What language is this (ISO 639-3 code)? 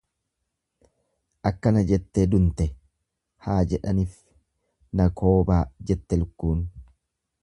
orm